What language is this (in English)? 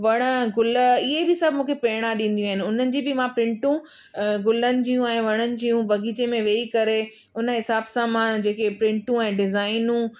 Sindhi